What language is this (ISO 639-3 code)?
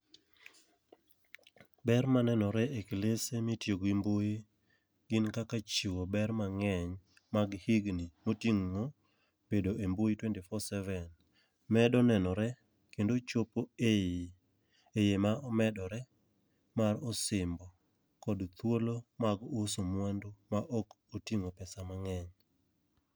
luo